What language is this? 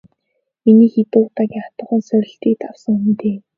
Mongolian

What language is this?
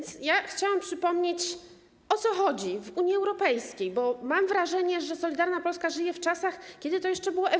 Polish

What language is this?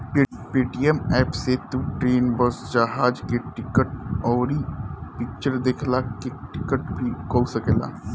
Bhojpuri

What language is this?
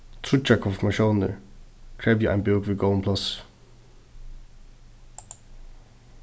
Faroese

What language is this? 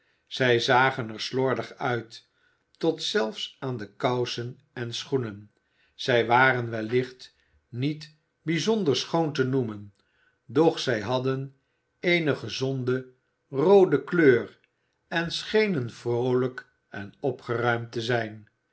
Dutch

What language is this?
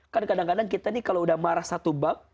Indonesian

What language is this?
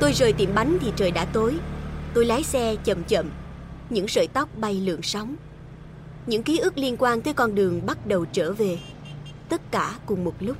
Vietnamese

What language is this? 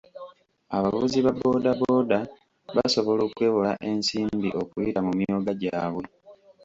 Ganda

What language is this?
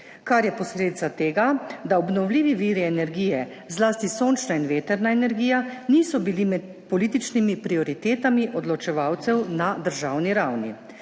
Slovenian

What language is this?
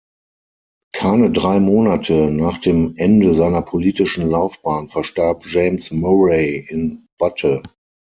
German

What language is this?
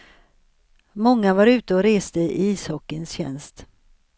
Swedish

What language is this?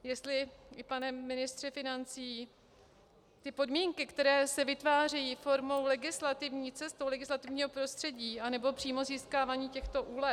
Czech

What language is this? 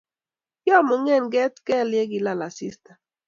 Kalenjin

